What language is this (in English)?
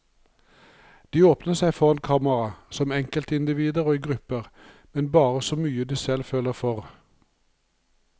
Norwegian